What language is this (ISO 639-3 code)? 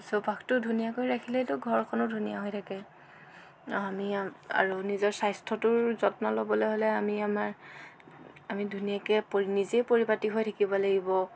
asm